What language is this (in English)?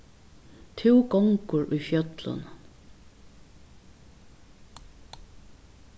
Faroese